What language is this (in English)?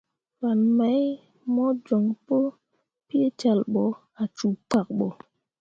Mundang